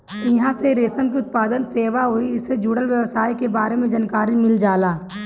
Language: Bhojpuri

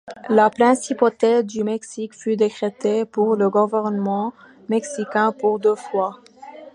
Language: French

